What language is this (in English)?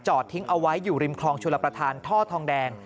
Thai